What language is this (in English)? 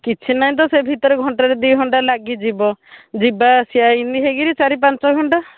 Odia